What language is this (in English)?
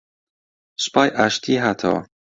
Central Kurdish